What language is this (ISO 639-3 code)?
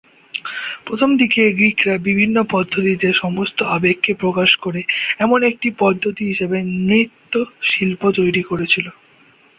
ben